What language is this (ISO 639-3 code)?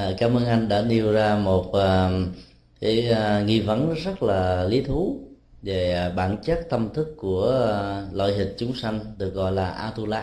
vie